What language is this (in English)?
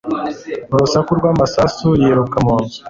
Kinyarwanda